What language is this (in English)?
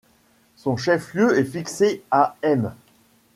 French